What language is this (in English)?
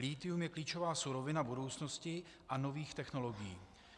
Czech